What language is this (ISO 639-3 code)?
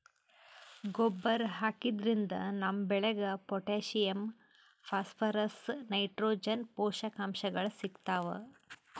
kan